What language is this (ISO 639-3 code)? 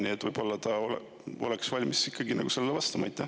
est